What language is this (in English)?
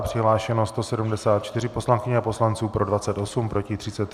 Czech